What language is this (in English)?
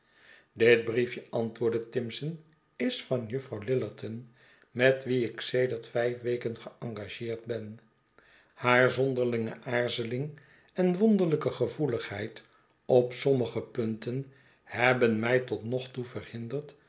Dutch